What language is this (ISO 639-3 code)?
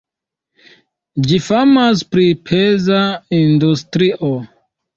epo